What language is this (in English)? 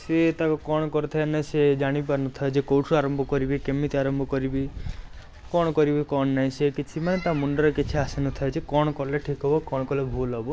Odia